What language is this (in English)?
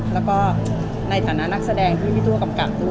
Thai